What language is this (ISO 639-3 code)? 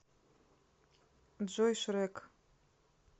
rus